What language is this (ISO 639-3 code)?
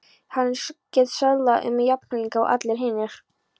isl